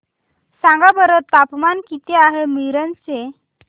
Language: Marathi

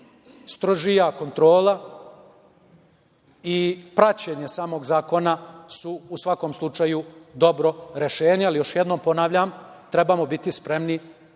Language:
Serbian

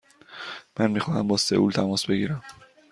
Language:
Persian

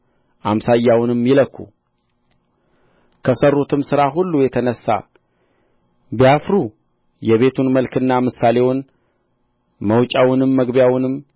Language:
Amharic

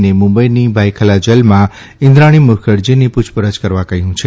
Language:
Gujarati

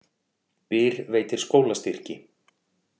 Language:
Icelandic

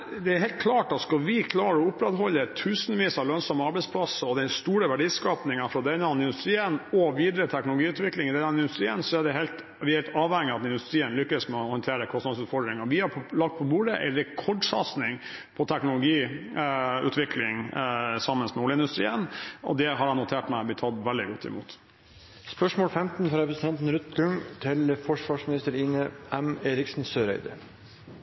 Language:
Norwegian Bokmål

